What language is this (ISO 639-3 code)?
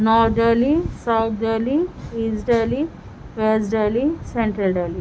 urd